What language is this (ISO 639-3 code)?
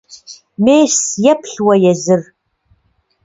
kbd